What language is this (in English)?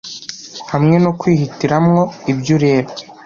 Kinyarwanda